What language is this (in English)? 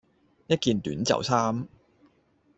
Cantonese